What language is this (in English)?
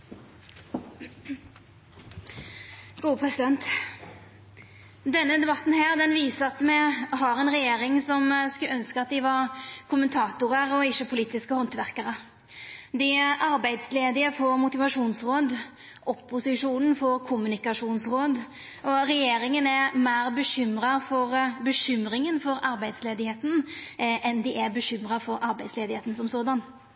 Norwegian